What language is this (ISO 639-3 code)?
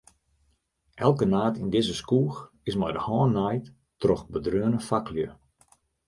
fry